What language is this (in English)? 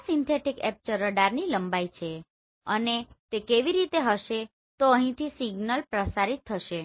Gujarati